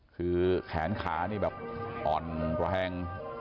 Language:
Thai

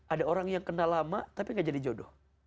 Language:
Indonesian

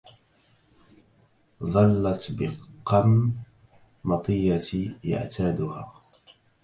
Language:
Arabic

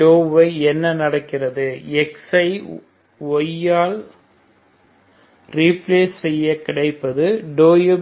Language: Tamil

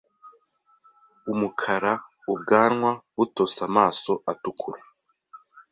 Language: Kinyarwanda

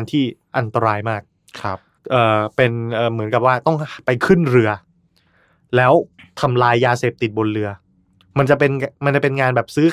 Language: Thai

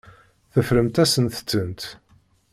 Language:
Kabyle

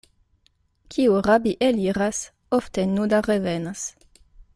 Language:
Esperanto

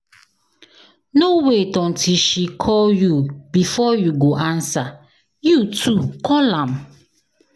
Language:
Nigerian Pidgin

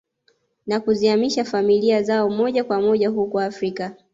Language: Swahili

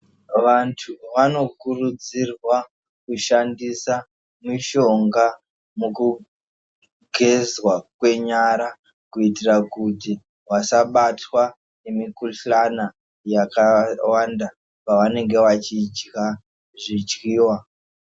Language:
Ndau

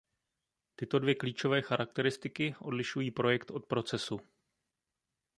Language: Czech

